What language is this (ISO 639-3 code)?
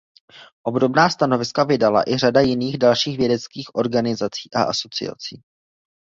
ces